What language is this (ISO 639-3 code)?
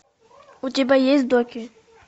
rus